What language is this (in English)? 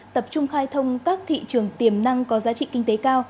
Vietnamese